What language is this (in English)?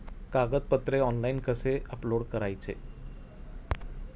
Marathi